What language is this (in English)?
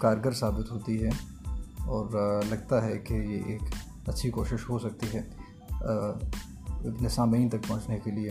Urdu